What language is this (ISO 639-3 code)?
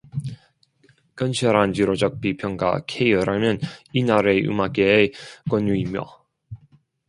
kor